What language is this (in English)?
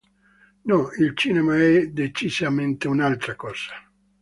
Italian